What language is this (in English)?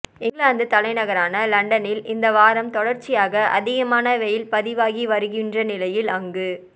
Tamil